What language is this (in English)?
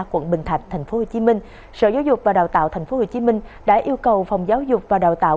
Vietnamese